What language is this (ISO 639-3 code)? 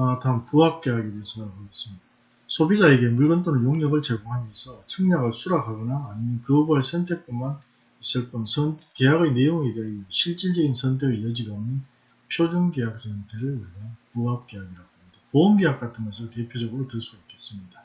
kor